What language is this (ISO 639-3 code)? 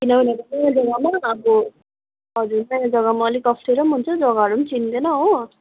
nep